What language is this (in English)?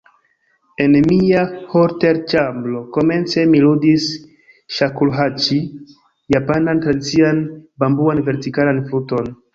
Esperanto